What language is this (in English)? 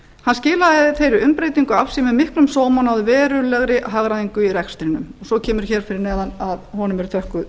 Icelandic